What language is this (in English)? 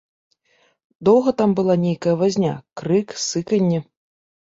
Belarusian